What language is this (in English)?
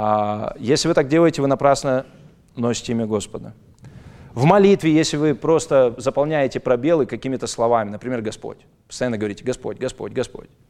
Russian